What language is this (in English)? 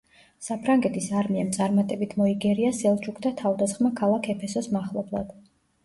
Georgian